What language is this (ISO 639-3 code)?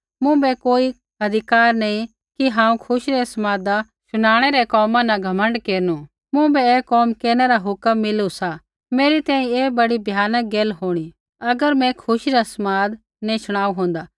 kfx